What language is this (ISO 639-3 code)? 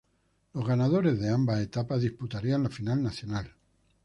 spa